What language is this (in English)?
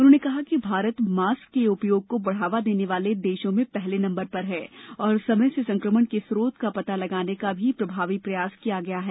Hindi